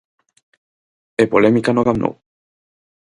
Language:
Galician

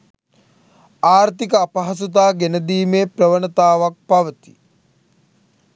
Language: Sinhala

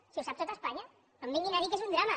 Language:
Catalan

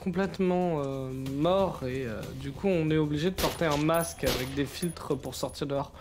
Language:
French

